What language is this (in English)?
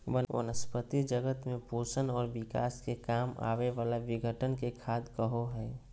Magahi